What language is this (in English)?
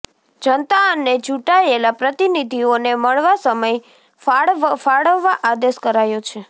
Gujarati